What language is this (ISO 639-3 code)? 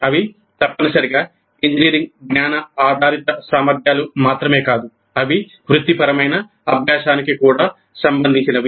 tel